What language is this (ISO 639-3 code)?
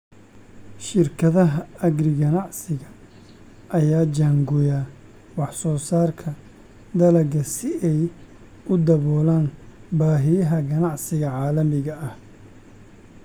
som